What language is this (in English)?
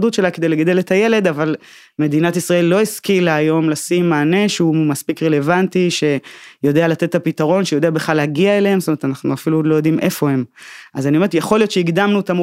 Hebrew